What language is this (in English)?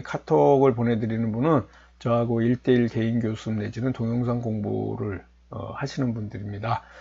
Korean